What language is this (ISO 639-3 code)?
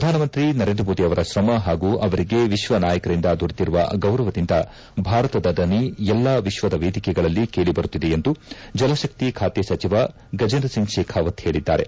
kan